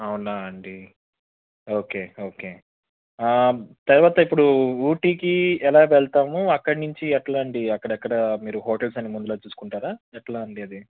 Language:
Telugu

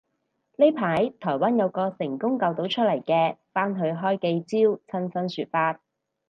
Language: Cantonese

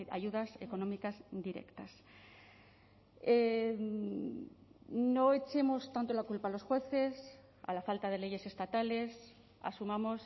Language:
Spanish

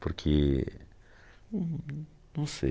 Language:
Portuguese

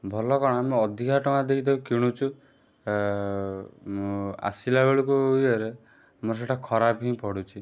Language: Odia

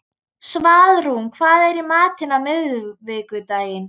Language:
Icelandic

